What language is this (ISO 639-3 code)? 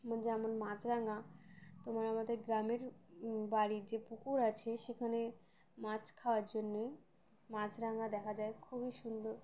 ben